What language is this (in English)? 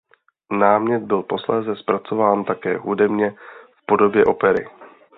Czech